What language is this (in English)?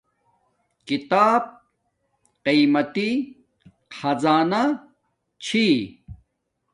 Domaaki